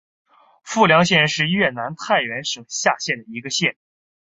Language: Chinese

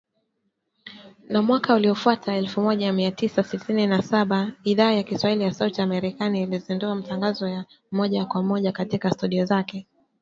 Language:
Swahili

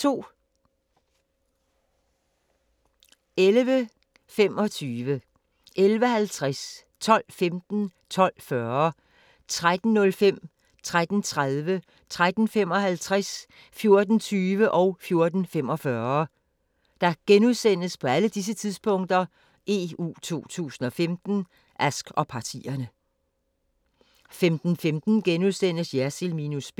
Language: Danish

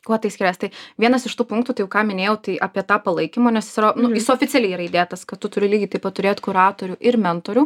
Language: Lithuanian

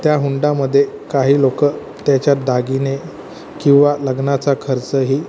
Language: Marathi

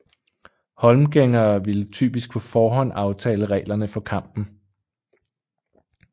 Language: Danish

